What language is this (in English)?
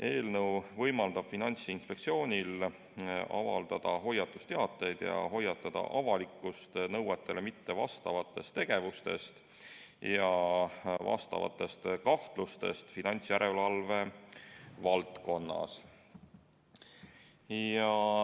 Estonian